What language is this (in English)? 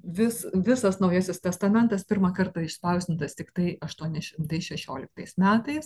Lithuanian